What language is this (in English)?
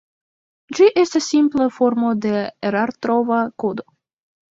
Esperanto